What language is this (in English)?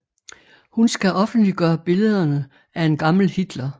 Danish